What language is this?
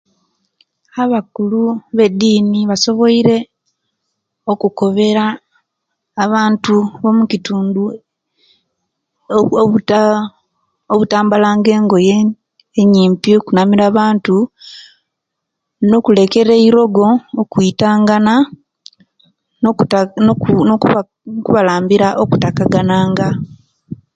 Kenyi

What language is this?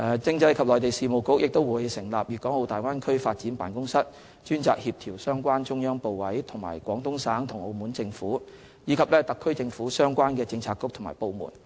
Cantonese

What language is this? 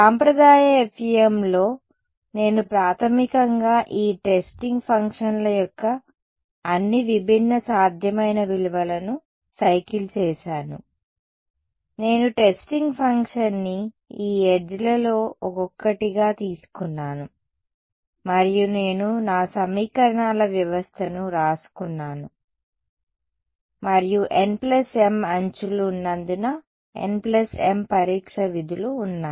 Telugu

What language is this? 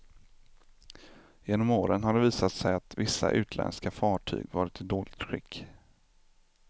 Swedish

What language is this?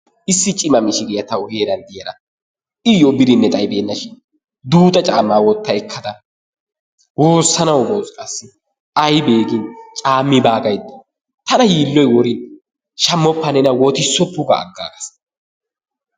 Wolaytta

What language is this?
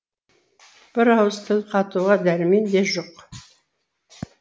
Kazakh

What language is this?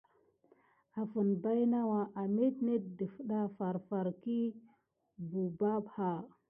Gidar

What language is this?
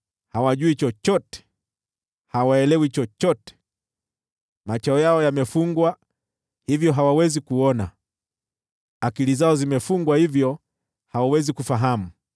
Swahili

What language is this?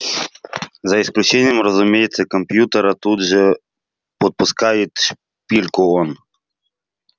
Russian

